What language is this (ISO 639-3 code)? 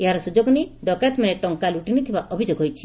ori